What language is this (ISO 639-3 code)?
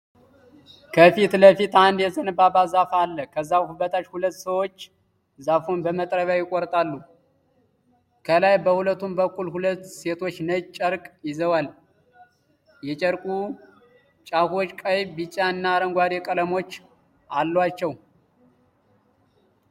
amh